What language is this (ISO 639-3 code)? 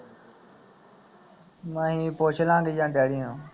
pan